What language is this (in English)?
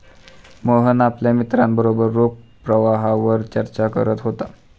Marathi